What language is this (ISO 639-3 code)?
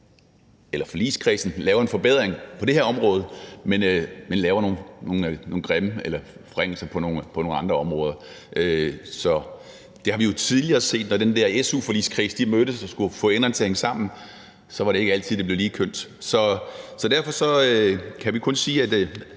dan